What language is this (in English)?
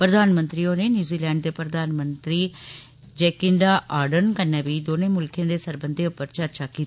Dogri